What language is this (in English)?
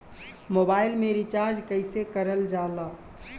Bhojpuri